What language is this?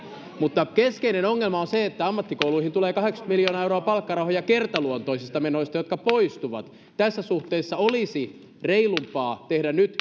Finnish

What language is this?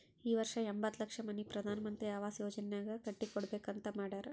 Kannada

